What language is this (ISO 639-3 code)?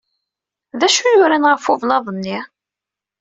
kab